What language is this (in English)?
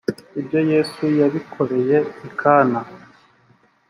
Kinyarwanda